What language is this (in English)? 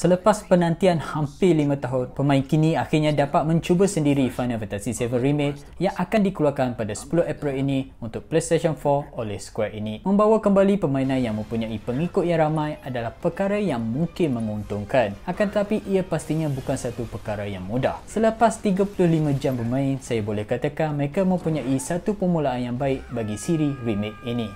Malay